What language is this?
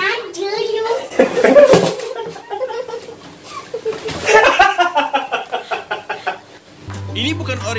Dutch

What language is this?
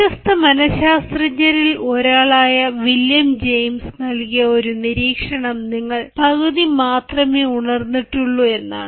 Malayalam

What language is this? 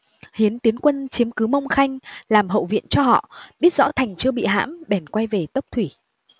Vietnamese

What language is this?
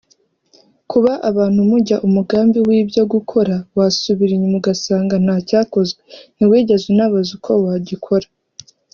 Kinyarwanda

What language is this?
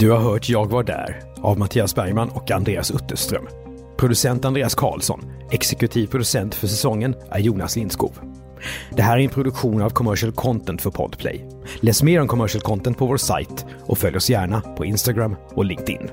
Swedish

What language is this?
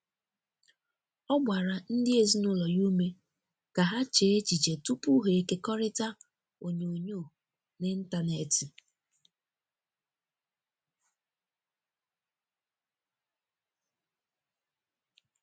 Igbo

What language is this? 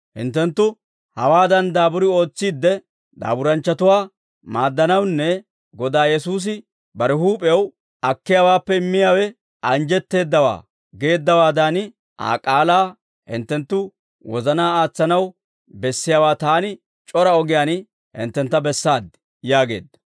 Dawro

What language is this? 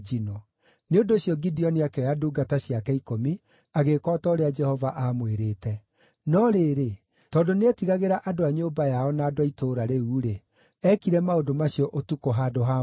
Kikuyu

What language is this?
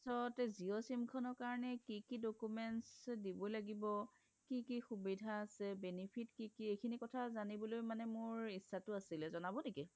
Assamese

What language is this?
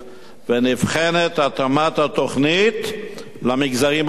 Hebrew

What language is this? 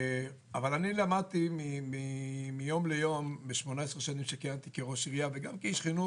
Hebrew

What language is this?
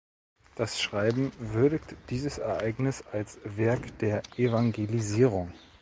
German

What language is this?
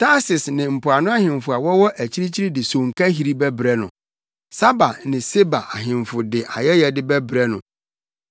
Akan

